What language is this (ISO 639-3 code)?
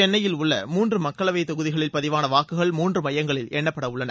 tam